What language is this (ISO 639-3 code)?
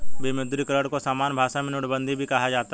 hin